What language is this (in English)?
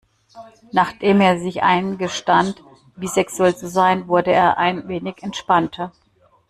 German